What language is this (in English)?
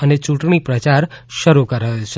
Gujarati